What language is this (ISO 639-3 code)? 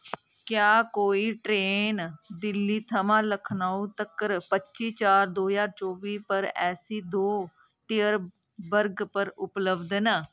doi